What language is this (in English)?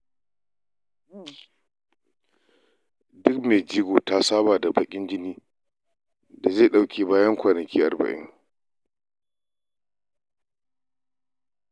Hausa